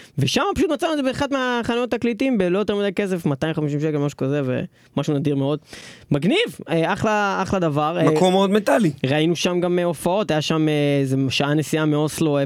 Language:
Hebrew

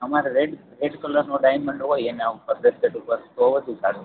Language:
Gujarati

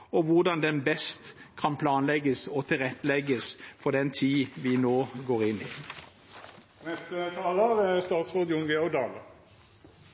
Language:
Norwegian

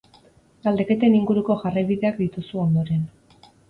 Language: Basque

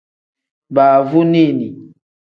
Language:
Tem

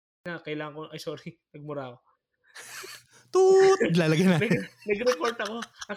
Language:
Filipino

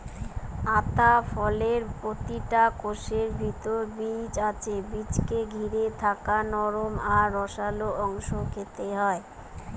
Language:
Bangla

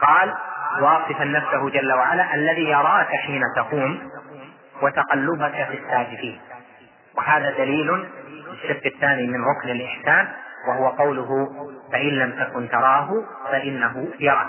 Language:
Arabic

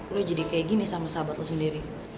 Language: Indonesian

